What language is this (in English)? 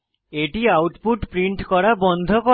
Bangla